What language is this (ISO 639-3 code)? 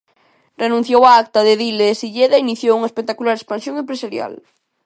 glg